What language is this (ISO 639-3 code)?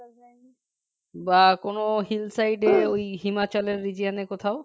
ben